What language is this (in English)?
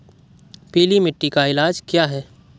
Hindi